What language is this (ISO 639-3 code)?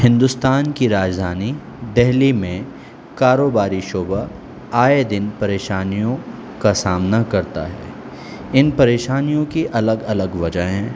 urd